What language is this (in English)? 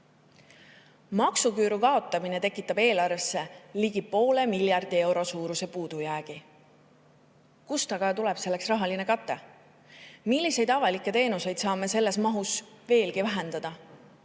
Estonian